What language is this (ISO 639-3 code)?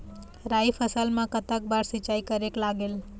hne